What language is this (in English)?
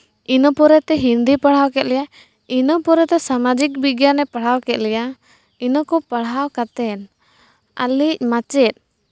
Santali